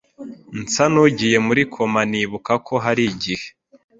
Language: Kinyarwanda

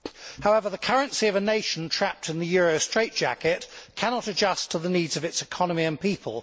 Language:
English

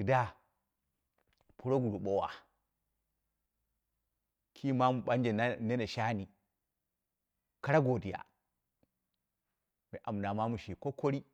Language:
Dera (Nigeria)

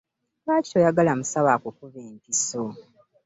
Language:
Ganda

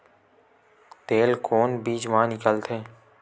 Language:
Chhattisgarhi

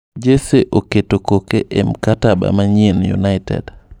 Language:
Luo (Kenya and Tanzania)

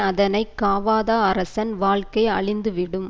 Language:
Tamil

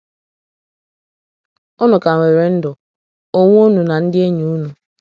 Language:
Igbo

